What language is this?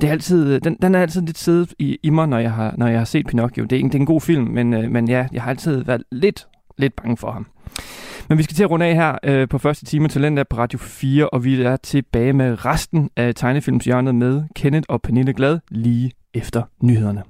Danish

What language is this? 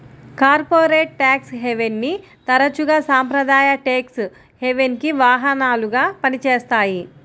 Telugu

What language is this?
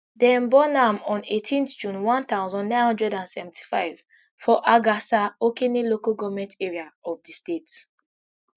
Nigerian Pidgin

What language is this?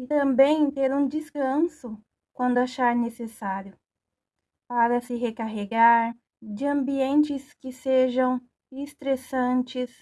Portuguese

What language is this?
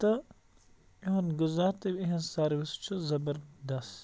Kashmiri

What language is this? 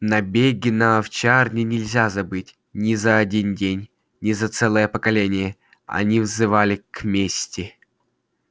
Russian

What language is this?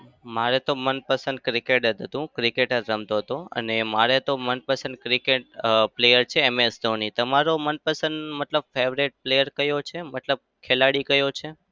Gujarati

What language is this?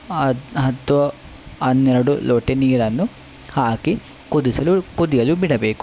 Kannada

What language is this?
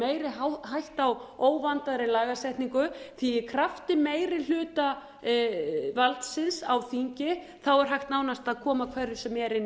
Icelandic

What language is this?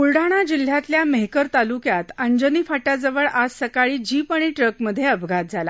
Marathi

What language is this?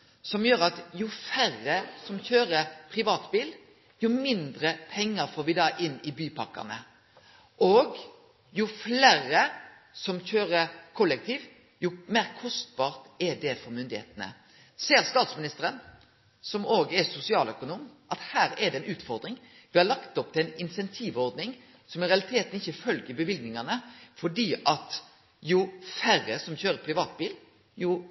Norwegian Nynorsk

